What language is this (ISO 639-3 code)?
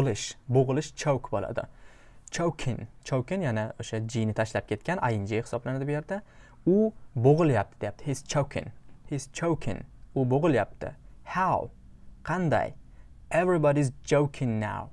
uzb